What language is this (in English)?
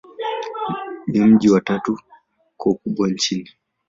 Swahili